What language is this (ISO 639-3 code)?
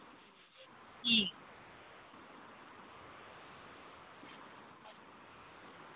doi